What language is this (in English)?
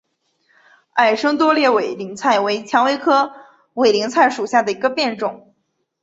Chinese